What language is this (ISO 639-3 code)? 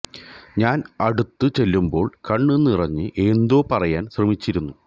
mal